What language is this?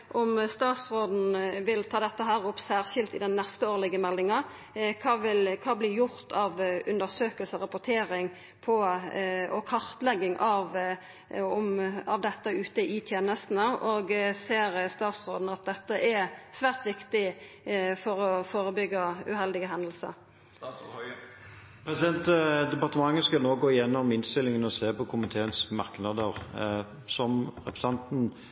Norwegian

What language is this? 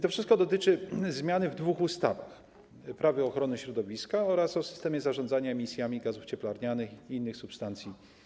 Polish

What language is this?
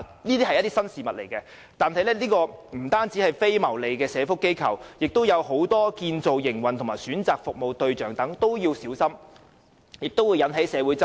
Cantonese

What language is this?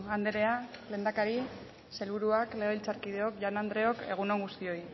Basque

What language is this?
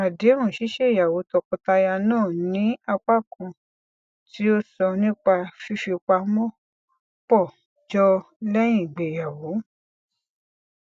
Yoruba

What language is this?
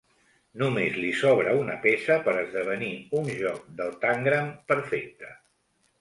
Catalan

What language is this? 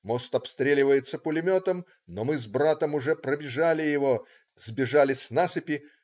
Russian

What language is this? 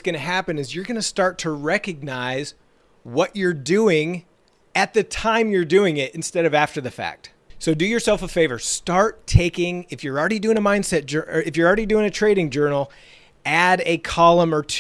English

